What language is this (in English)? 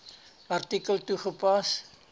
Afrikaans